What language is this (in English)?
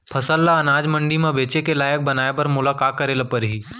Chhattisgarhi